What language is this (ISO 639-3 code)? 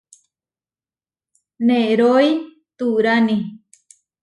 var